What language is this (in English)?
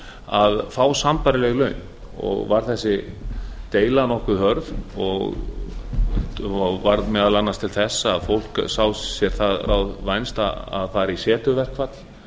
Icelandic